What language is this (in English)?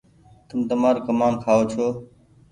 Goaria